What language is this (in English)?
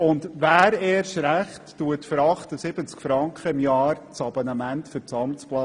Swiss German